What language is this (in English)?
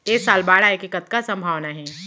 Chhattisgarhi